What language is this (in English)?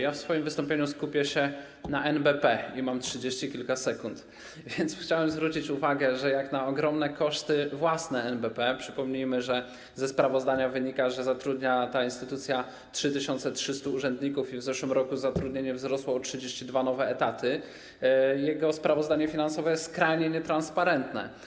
Polish